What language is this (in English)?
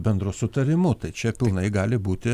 Lithuanian